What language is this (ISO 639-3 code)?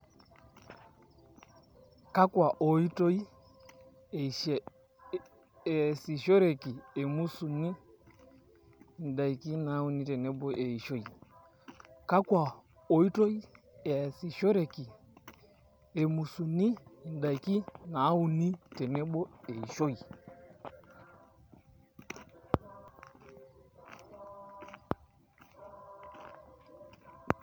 mas